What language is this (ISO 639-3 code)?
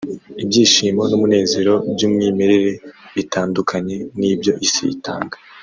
kin